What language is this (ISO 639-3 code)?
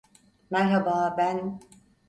tur